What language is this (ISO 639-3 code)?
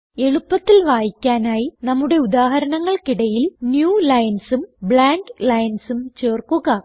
mal